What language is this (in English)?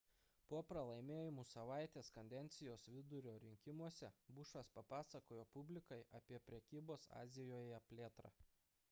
Lithuanian